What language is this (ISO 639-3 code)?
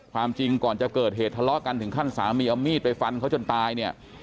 tha